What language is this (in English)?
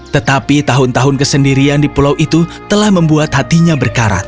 Indonesian